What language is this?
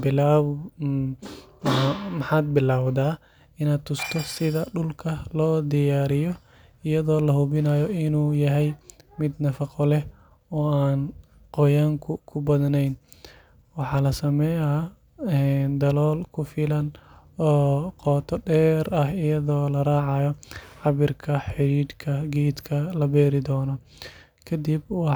Somali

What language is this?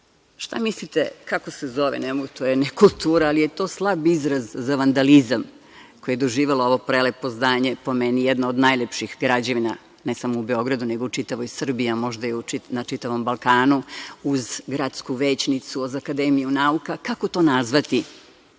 Serbian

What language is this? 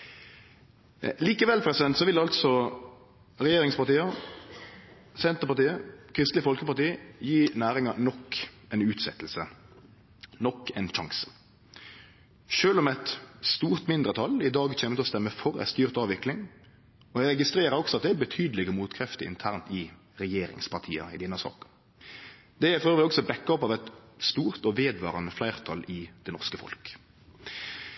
Norwegian Nynorsk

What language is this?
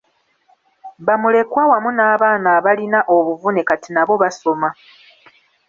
Ganda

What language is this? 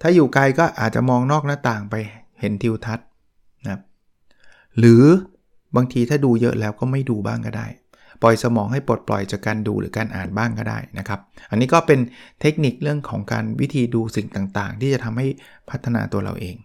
Thai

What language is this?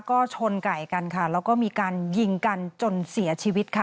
Thai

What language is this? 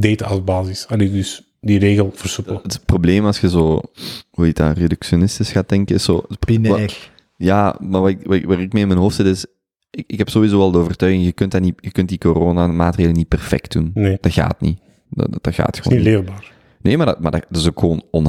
Dutch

